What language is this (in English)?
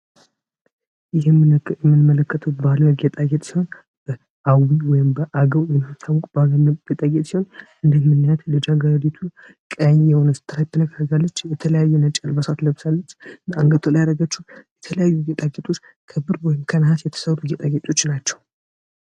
Amharic